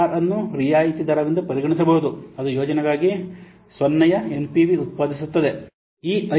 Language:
Kannada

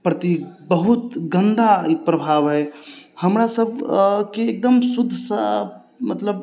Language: Maithili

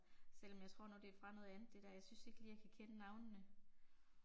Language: Danish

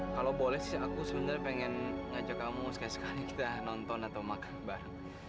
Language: Indonesian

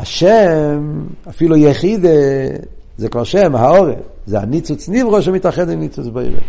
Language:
Hebrew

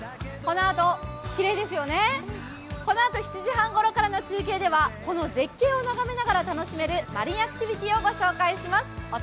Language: Japanese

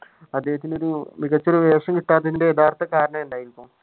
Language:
Malayalam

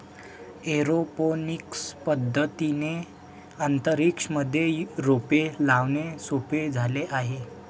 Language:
Marathi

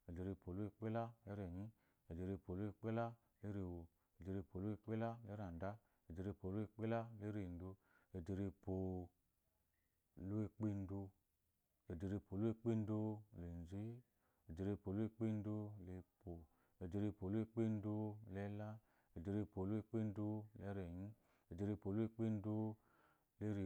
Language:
Eloyi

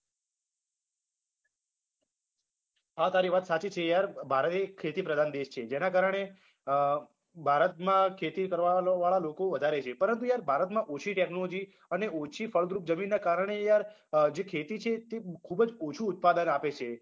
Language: Gujarati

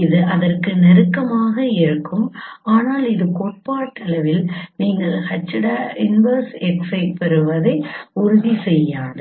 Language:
Tamil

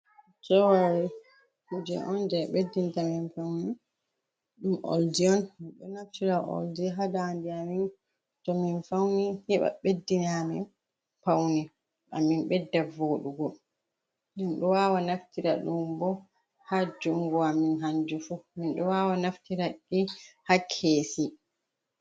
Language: Fula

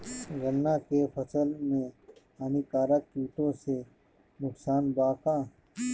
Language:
Bhojpuri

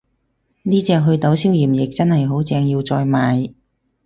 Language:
Cantonese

